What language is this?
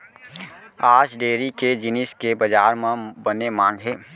Chhattisgarhi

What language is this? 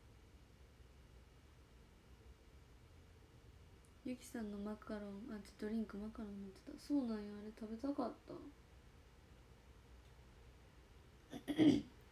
Japanese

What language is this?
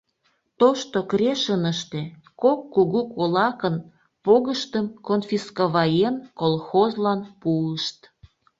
Mari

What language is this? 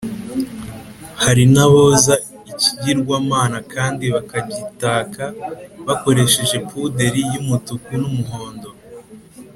Kinyarwanda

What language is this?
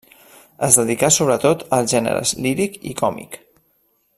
Catalan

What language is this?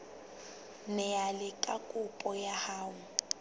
Southern Sotho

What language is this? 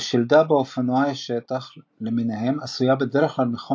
Hebrew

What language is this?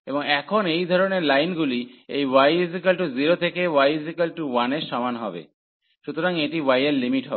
Bangla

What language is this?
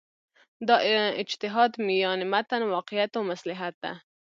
Pashto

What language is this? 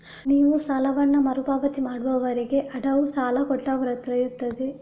Kannada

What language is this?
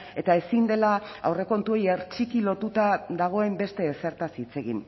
Basque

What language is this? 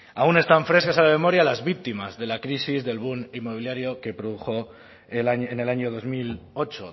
Spanish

